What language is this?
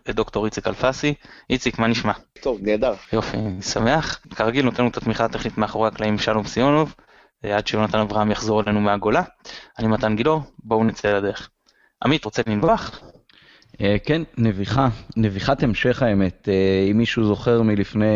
Hebrew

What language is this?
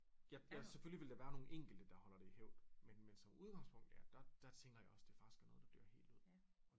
Danish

